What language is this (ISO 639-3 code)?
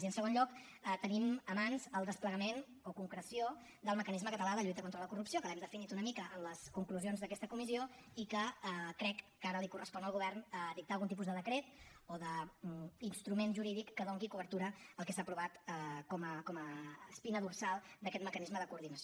cat